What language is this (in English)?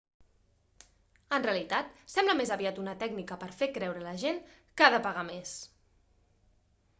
Catalan